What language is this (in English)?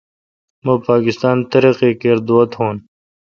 Kalkoti